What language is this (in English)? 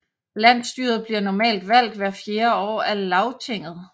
Danish